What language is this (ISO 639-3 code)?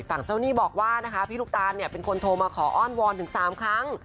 tha